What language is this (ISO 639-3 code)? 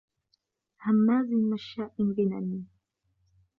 ara